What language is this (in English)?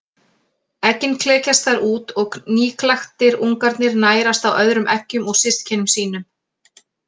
Icelandic